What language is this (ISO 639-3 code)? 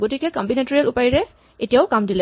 asm